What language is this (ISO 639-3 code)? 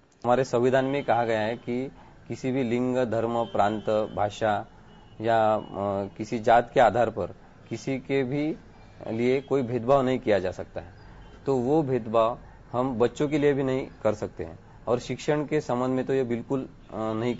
hin